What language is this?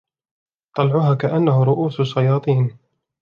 Arabic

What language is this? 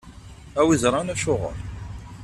Kabyle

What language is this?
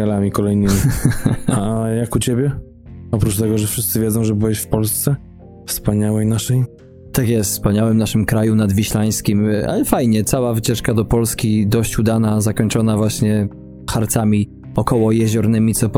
Polish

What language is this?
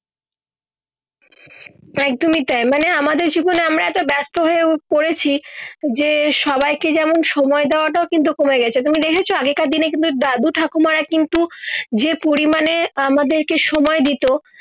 Bangla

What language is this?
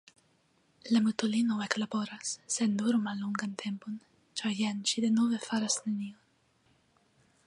Esperanto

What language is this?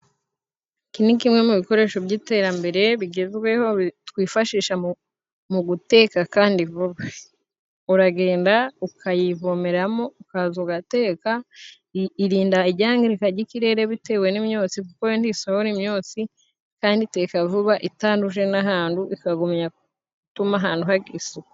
Kinyarwanda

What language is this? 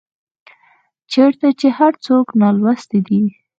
Pashto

